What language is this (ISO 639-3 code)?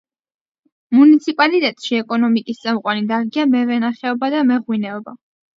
kat